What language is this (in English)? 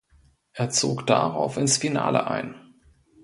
German